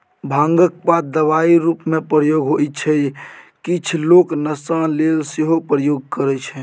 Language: Maithili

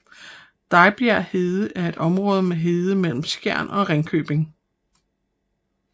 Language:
Danish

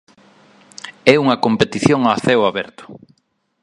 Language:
Galician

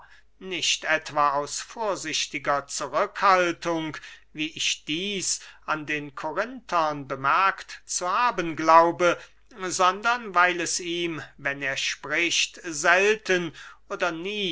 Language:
German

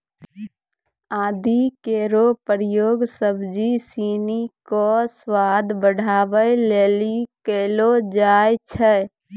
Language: Maithili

